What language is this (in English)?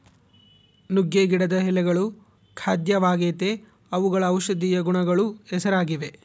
Kannada